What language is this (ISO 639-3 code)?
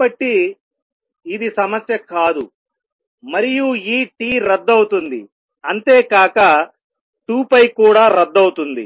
tel